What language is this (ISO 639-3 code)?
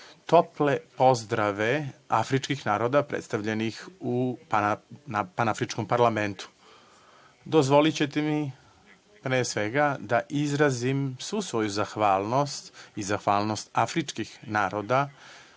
srp